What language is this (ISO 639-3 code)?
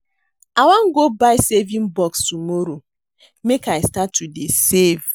pcm